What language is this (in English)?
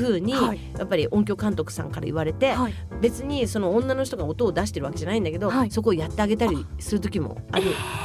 Japanese